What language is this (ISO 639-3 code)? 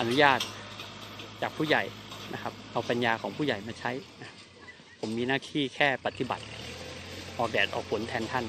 tha